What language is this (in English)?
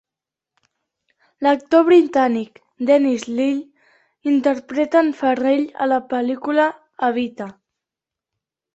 Catalan